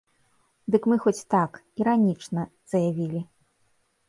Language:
Belarusian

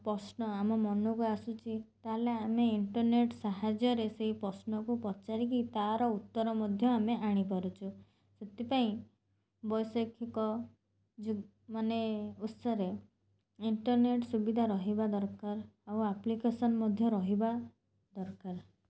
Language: Odia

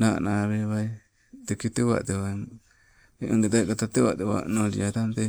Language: Sibe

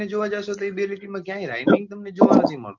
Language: Gujarati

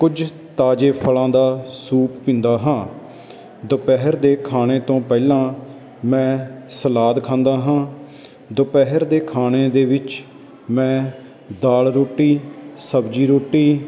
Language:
Punjabi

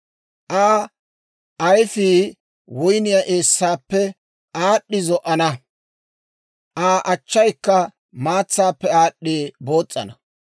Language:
Dawro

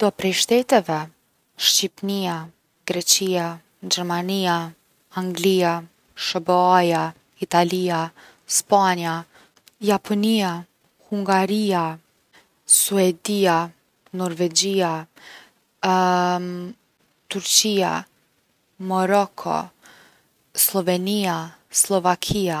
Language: Gheg Albanian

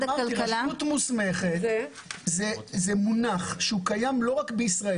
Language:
Hebrew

